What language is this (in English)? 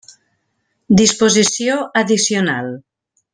Catalan